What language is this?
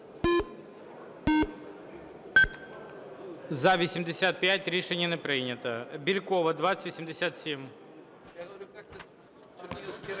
Ukrainian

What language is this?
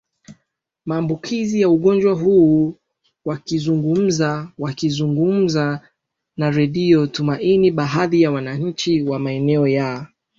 Swahili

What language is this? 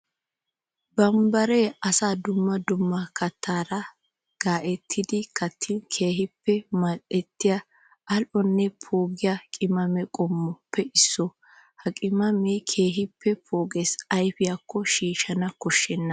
Wolaytta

